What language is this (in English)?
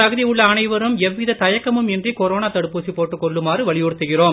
Tamil